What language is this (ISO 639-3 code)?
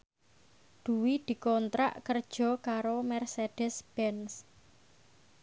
jav